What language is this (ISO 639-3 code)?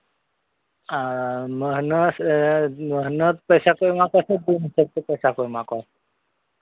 sat